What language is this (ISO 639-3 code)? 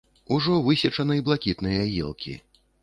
bel